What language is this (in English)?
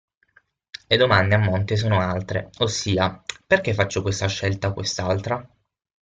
Italian